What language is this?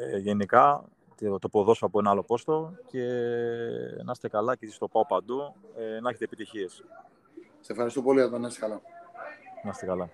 Greek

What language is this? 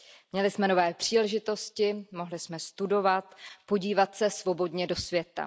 Czech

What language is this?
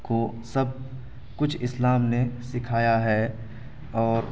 Urdu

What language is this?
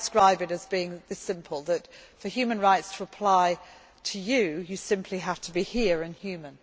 English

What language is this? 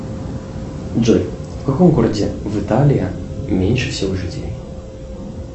Russian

